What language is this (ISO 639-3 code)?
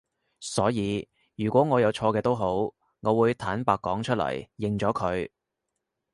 yue